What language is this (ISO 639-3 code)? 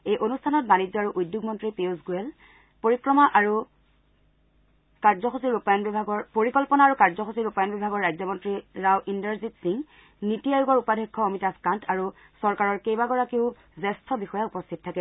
asm